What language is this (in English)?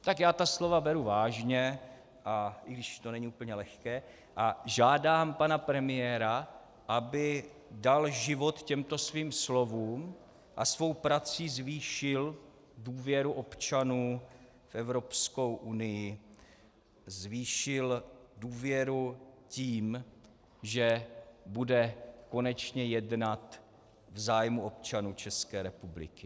Czech